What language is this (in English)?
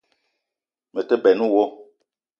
Eton (Cameroon)